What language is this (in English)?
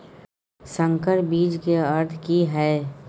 Maithili